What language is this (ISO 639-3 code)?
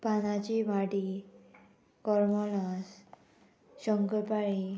kok